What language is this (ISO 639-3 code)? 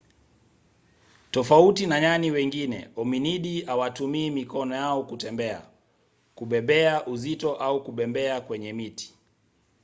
swa